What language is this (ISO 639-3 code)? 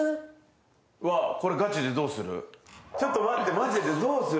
jpn